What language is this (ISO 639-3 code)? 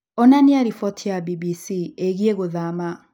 kik